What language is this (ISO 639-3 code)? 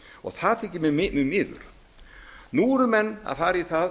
isl